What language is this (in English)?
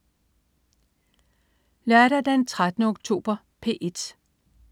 Danish